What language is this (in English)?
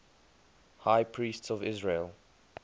English